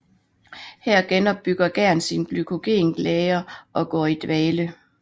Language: Danish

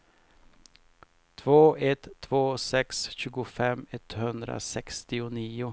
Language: Swedish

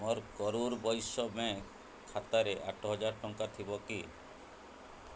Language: Odia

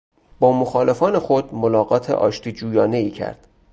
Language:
Persian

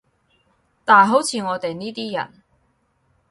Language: Cantonese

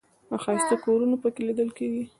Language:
Pashto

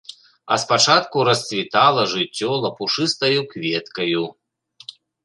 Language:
Belarusian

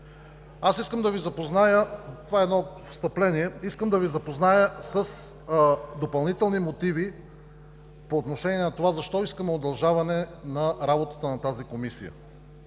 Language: Bulgarian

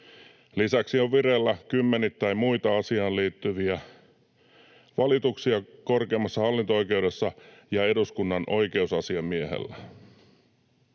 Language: Finnish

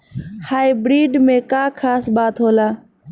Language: Bhojpuri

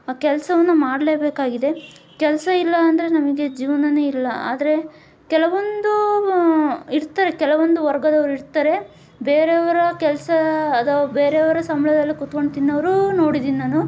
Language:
Kannada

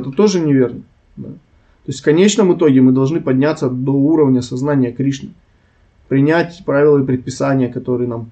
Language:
Russian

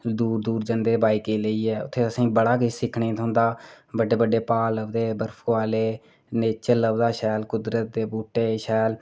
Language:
Dogri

